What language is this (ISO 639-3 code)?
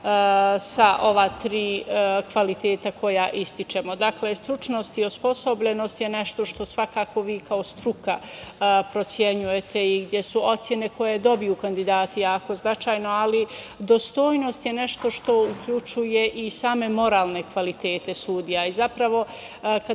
srp